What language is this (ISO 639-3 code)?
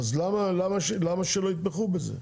heb